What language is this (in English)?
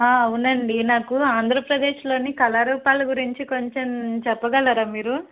Telugu